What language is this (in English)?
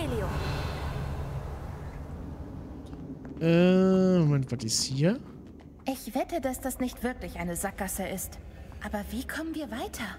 German